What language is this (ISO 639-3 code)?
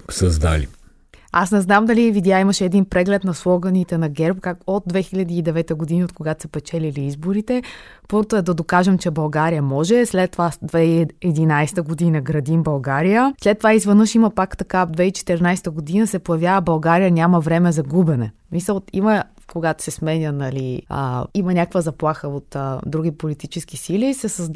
bul